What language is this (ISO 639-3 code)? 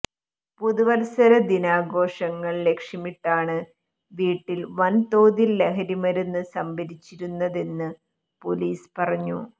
mal